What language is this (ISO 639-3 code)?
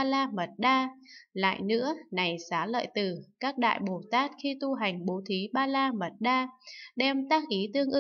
vie